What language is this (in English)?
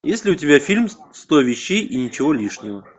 Russian